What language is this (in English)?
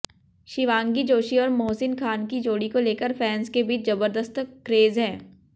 Hindi